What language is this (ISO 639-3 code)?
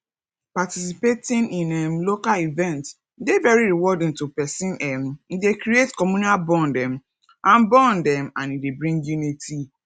pcm